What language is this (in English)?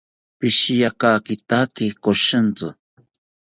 South Ucayali Ashéninka